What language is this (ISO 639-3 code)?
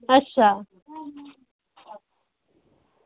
doi